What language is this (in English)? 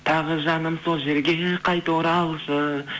Kazakh